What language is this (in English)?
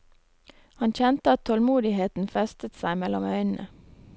Norwegian